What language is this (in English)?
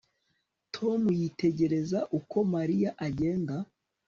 Kinyarwanda